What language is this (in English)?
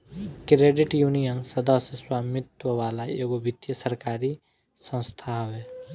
Bhojpuri